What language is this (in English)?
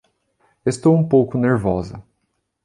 Portuguese